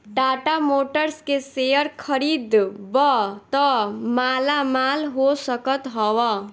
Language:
Bhojpuri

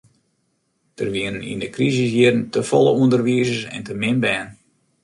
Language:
Western Frisian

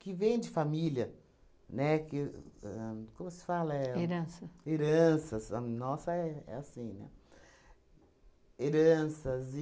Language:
Portuguese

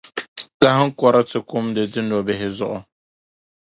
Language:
Dagbani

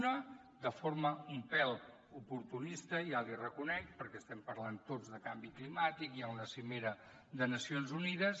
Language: Catalan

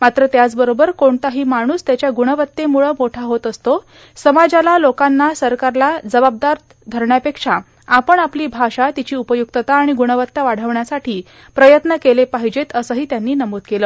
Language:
Marathi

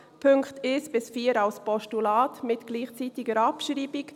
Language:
Swiss German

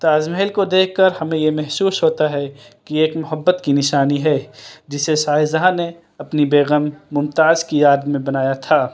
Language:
Urdu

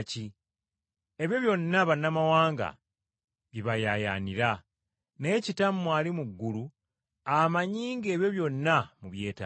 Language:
Ganda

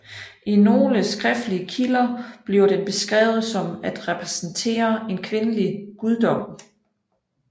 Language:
Danish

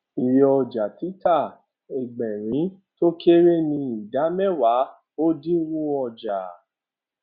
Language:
Yoruba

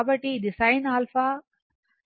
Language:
Telugu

